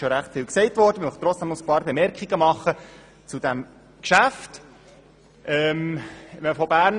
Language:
Swiss German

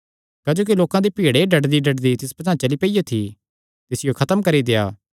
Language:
Kangri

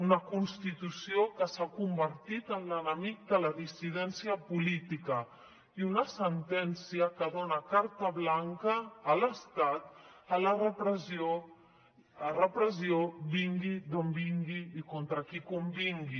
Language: Catalan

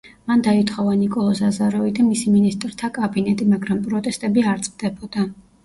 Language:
Georgian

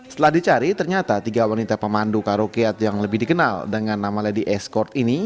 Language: Indonesian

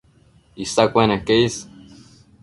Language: Matsés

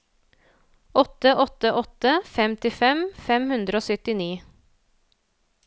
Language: Norwegian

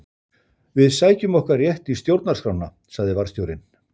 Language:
Icelandic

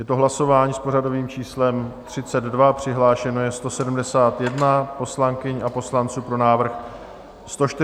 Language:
Czech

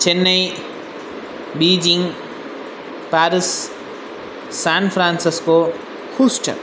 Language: Sanskrit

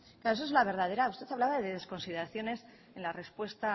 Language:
Spanish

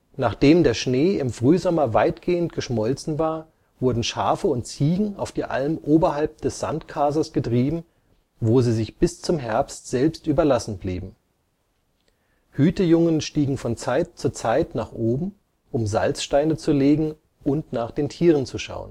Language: German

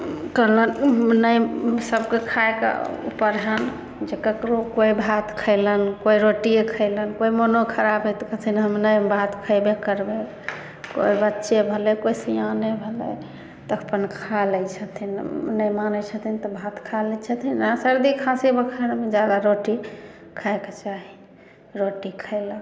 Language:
Maithili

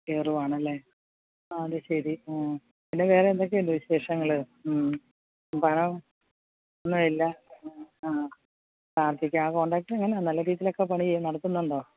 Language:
Malayalam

